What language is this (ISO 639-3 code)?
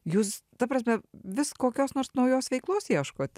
lit